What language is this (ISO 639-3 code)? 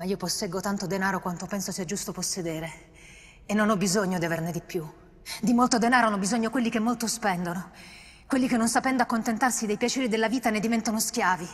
ita